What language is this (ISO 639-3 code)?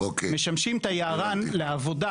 heb